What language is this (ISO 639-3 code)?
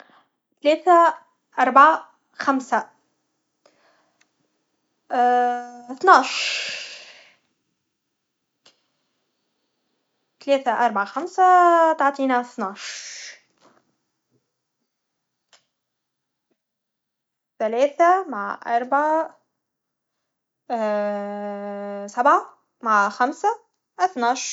aeb